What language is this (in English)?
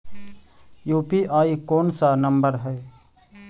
Magahi